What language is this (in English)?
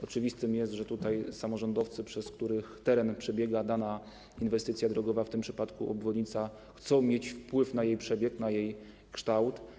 Polish